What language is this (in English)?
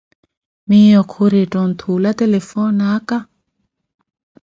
Koti